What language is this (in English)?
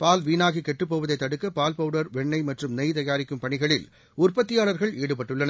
Tamil